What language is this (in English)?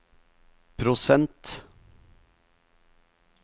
Norwegian